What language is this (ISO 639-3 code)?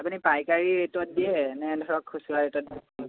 asm